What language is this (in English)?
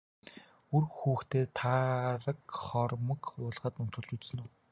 Mongolian